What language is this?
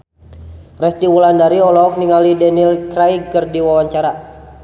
Sundanese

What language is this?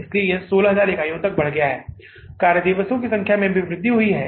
Hindi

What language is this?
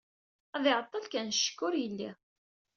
Kabyle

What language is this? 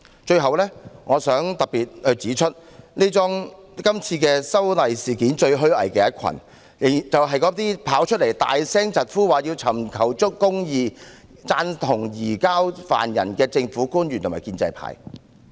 Cantonese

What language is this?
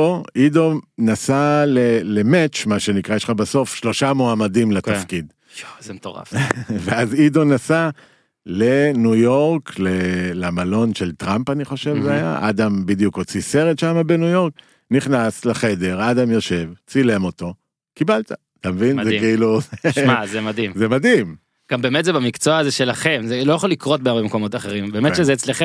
Hebrew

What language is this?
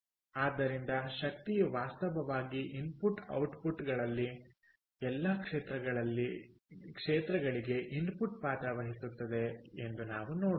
Kannada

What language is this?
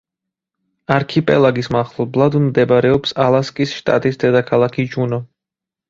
Georgian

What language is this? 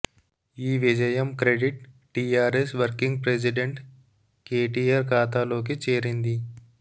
Telugu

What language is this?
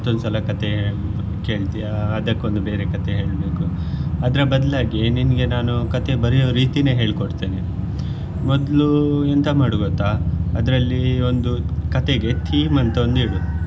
Kannada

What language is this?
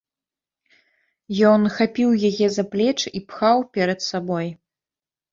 Belarusian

